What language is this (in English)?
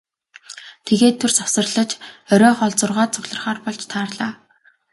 Mongolian